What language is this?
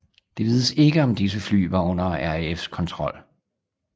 Danish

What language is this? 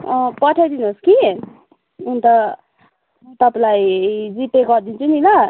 Nepali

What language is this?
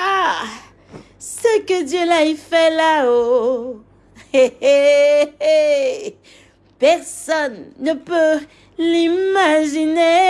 French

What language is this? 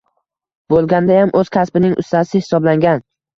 Uzbek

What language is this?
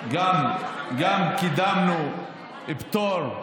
Hebrew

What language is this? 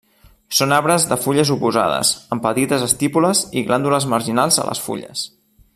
Catalan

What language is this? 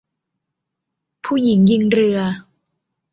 Thai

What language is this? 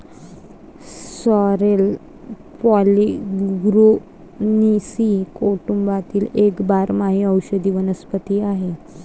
Marathi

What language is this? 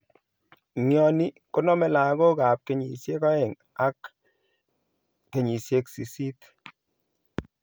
Kalenjin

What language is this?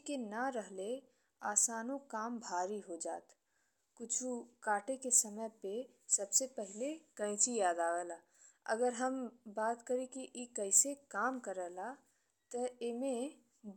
Bhojpuri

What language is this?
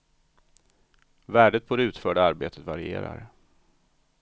Swedish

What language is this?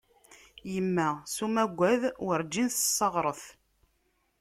Kabyle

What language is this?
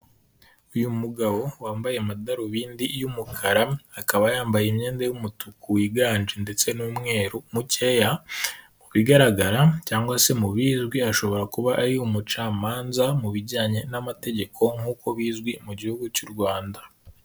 Kinyarwanda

